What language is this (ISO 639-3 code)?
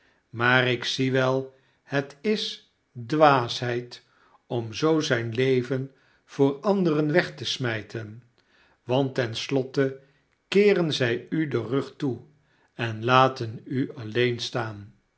nld